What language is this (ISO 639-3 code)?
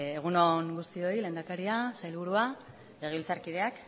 eus